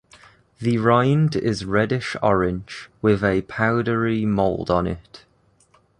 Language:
English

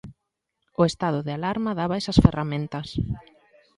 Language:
Galician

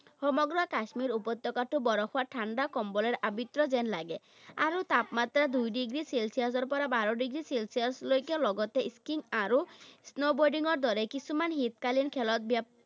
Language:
Assamese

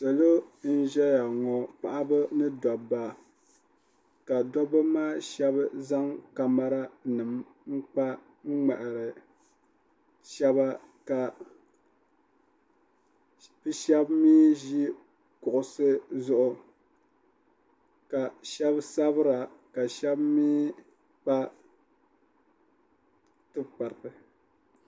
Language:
Dagbani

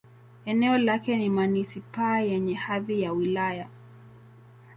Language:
Swahili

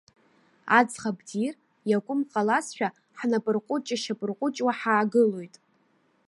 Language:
Abkhazian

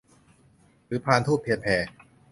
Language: Thai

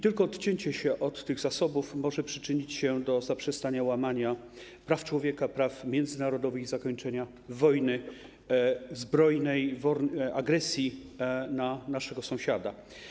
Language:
Polish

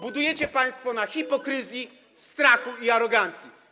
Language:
Polish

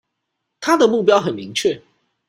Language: Chinese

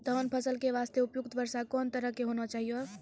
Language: Maithili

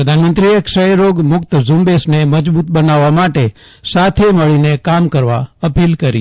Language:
Gujarati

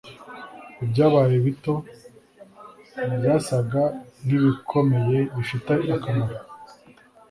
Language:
Kinyarwanda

